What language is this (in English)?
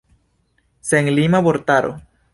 Esperanto